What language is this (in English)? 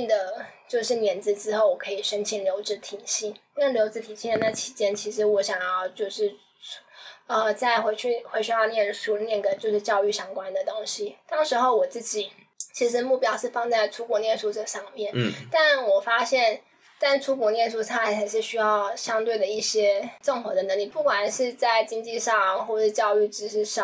Chinese